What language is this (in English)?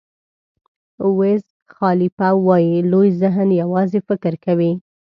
Pashto